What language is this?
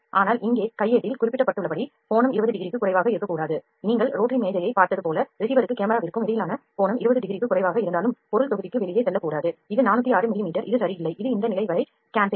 Tamil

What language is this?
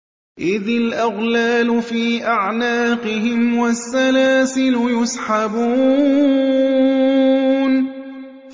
Arabic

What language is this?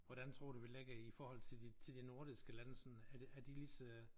Danish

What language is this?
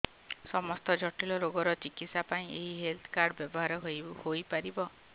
Odia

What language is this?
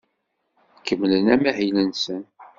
Kabyle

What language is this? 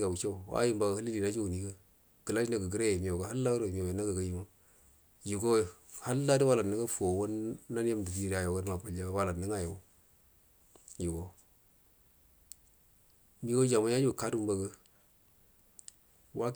Buduma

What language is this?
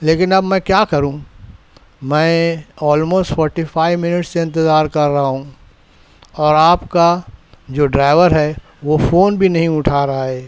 Urdu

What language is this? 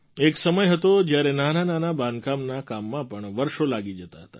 Gujarati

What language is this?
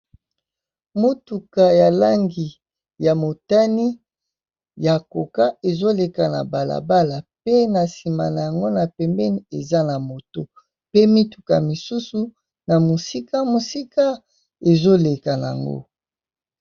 Lingala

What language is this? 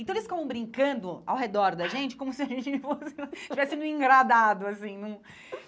Portuguese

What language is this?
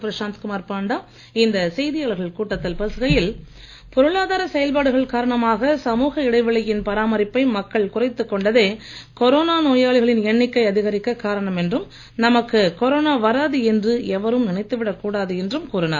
Tamil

